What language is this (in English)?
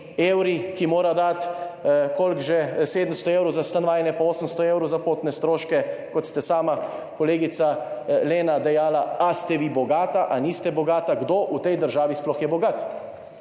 Slovenian